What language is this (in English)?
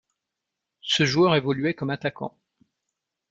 French